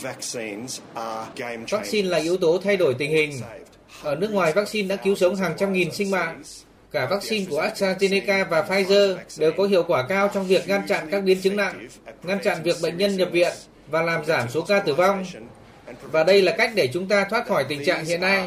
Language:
Vietnamese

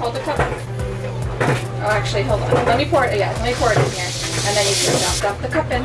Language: English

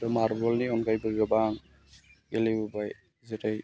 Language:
Bodo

